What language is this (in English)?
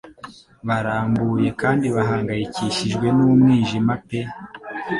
Kinyarwanda